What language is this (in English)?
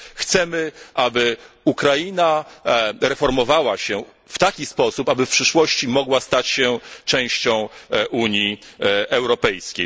Polish